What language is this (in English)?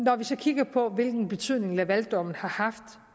Danish